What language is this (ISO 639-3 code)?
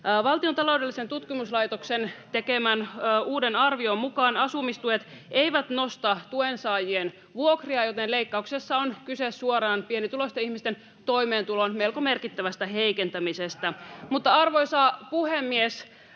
fin